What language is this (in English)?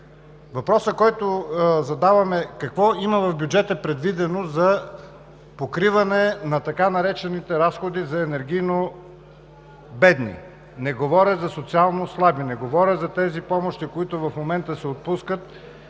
Bulgarian